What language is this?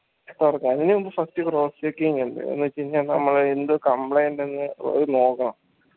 Malayalam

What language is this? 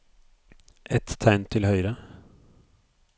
Norwegian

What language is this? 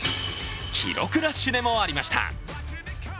Japanese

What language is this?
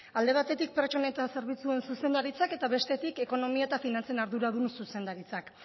Basque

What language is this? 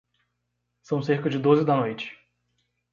Portuguese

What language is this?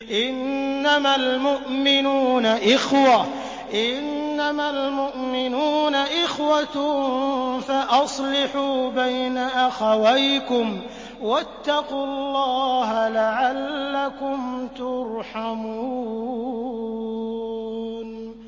Arabic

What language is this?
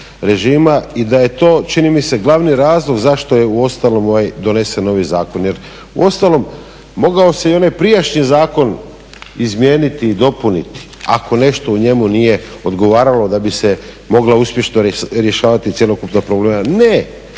Croatian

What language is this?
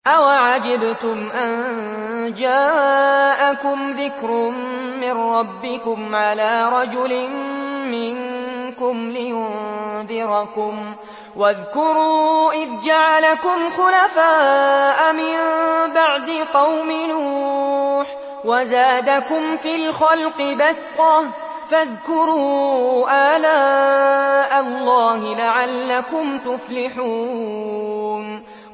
Arabic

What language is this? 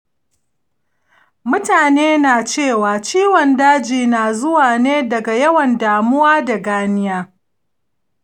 Hausa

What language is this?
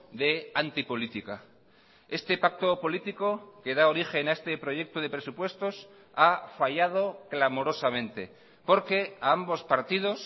Spanish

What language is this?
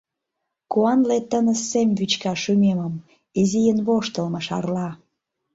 Mari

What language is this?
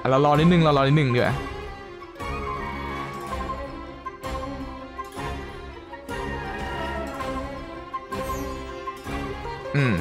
Thai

